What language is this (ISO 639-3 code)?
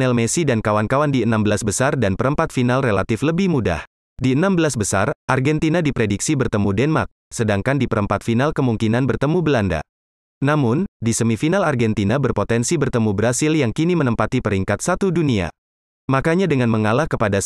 ind